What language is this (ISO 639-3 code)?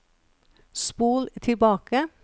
nor